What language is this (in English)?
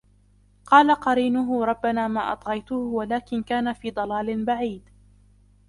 Arabic